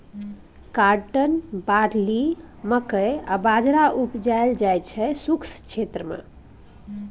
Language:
Maithili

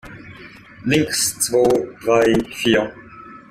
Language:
German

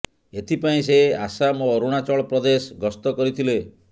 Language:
Odia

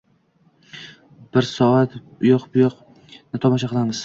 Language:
Uzbek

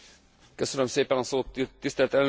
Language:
Hungarian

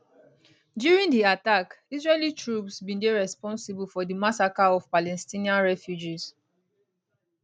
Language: Nigerian Pidgin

